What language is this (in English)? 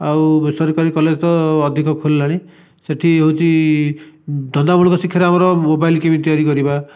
Odia